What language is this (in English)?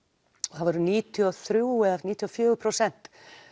Icelandic